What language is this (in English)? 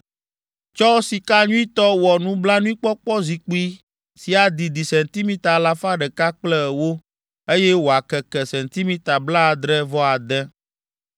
Ewe